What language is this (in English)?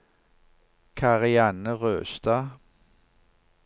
Norwegian